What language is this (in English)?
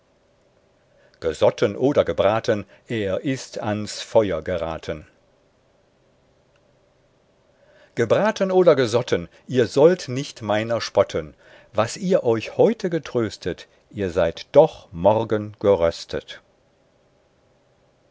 German